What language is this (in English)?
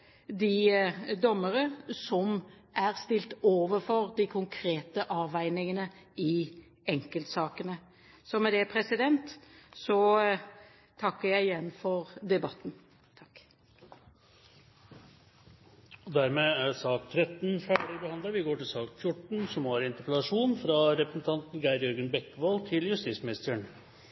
Norwegian